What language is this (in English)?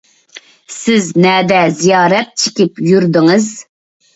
Uyghur